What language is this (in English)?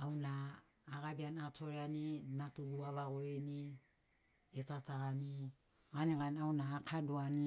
Sinaugoro